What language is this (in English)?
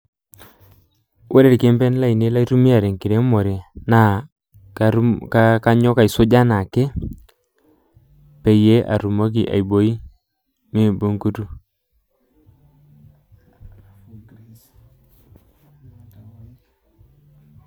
Masai